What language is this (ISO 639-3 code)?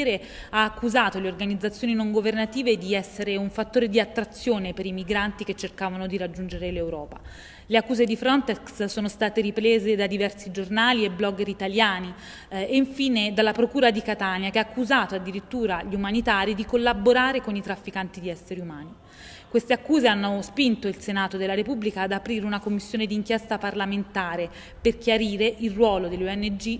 ita